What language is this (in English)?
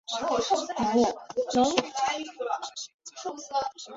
Chinese